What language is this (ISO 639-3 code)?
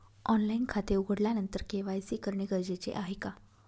mar